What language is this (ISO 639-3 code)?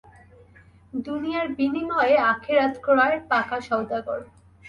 ben